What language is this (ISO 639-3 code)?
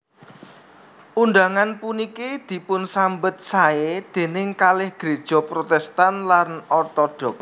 jav